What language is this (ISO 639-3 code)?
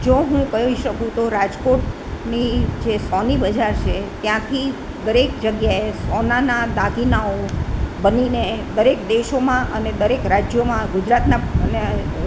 guj